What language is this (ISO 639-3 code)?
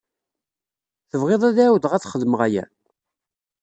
kab